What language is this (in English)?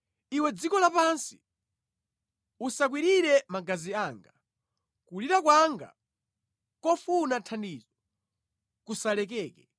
Nyanja